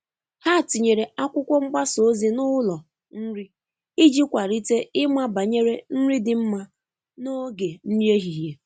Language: Igbo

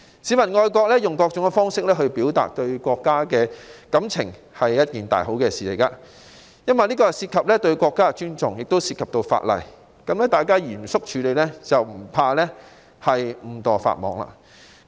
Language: Cantonese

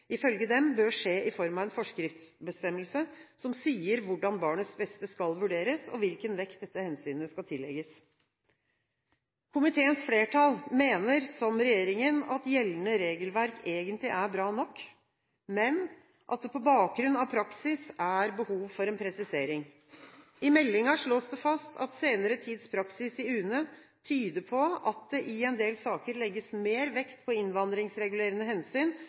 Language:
Norwegian Bokmål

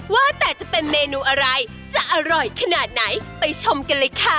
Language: Thai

